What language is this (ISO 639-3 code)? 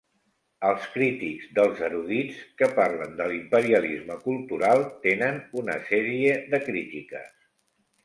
cat